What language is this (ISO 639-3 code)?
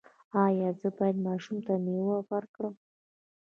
pus